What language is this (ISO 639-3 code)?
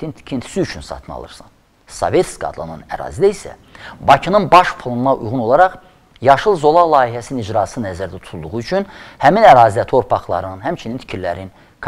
tur